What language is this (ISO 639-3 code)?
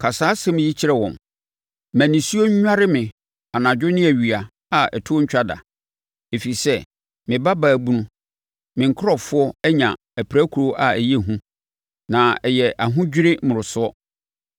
aka